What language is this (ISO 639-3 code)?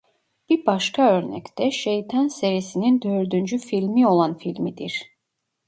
tur